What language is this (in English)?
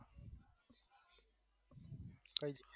Gujarati